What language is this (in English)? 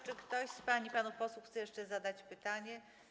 Polish